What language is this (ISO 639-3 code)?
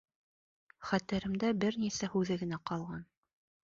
bak